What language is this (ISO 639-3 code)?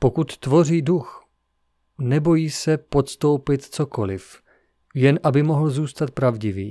ces